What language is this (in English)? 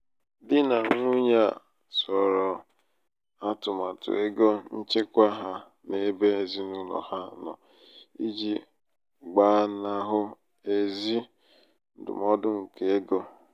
Igbo